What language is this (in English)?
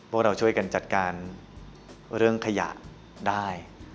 Thai